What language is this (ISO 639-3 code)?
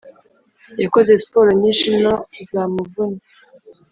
kin